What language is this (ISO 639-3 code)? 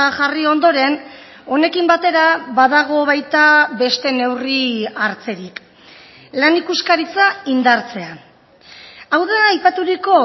eus